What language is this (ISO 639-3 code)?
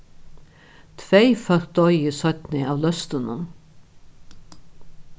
fao